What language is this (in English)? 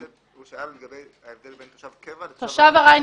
Hebrew